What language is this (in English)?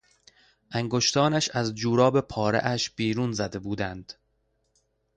Persian